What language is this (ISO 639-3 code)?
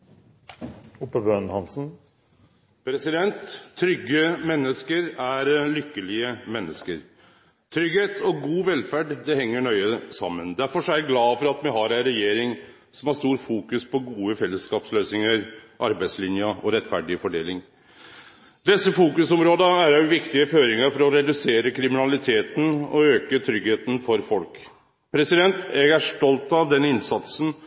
nor